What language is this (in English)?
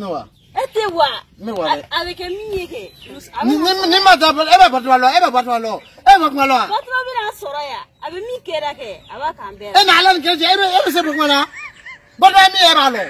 Arabic